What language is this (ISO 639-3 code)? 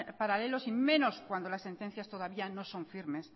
spa